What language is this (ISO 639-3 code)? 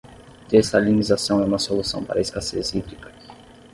por